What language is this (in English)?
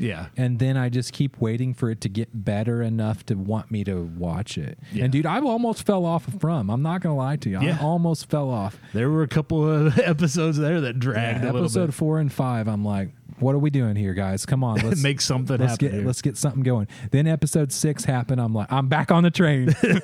English